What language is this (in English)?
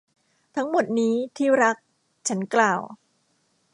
Thai